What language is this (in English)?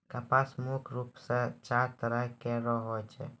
Maithili